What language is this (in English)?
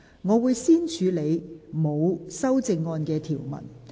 Cantonese